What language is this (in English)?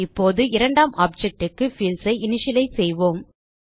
Tamil